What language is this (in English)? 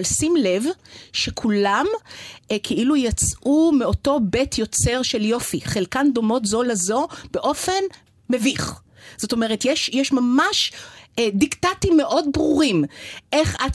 Hebrew